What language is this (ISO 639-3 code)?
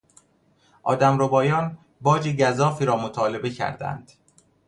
fas